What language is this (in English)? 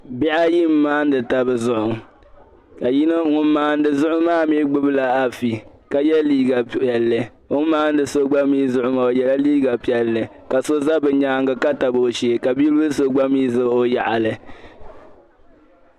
Dagbani